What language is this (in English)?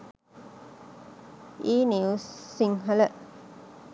Sinhala